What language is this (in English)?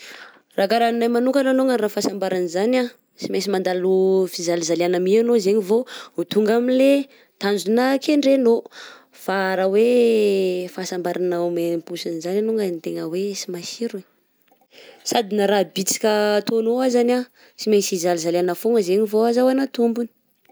Southern Betsimisaraka Malagasy